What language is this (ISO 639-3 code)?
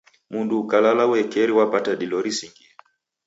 dav